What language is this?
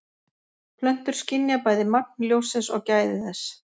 Icelandic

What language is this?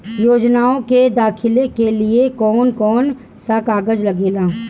Bhojpuri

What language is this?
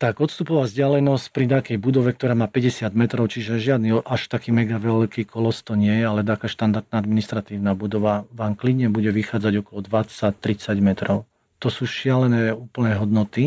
Slovak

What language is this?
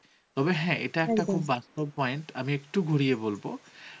Bangla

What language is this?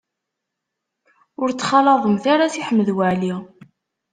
Kabyle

